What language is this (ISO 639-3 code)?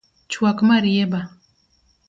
luo